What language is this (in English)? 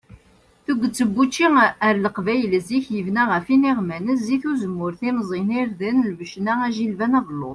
Kabyle